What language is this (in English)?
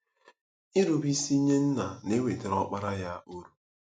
Igbo